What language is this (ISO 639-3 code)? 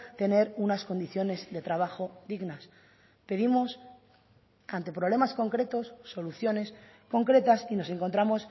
spa